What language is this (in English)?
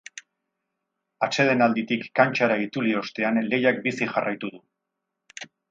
Basque